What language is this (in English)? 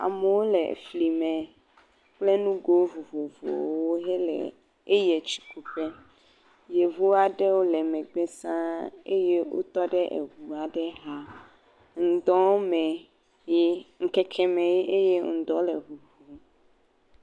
Ewe